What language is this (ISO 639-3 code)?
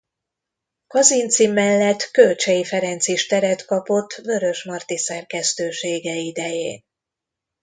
hun